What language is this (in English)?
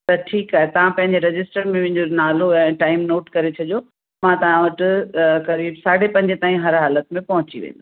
Sindhi